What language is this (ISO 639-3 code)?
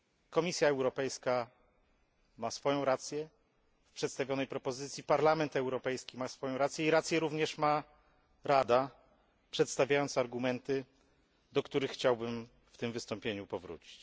pol